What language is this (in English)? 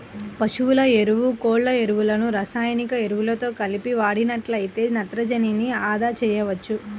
Telugu